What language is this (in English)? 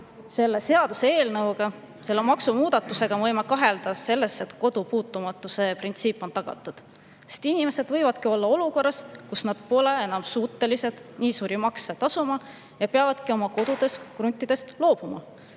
Estonian